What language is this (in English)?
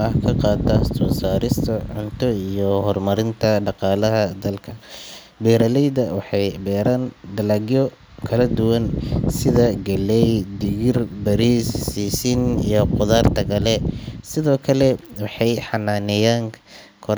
Somali